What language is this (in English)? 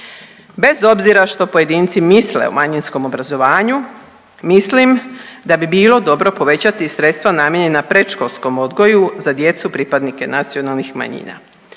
Croatian